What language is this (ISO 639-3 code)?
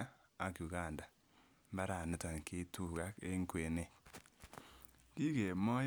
kln